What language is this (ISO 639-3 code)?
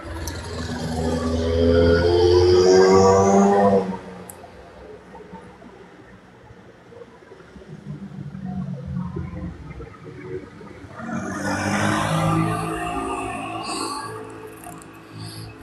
fas